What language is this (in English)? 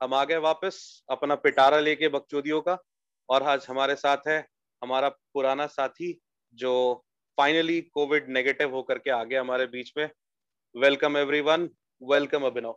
Hindi